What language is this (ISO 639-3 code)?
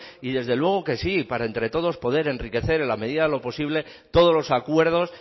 spa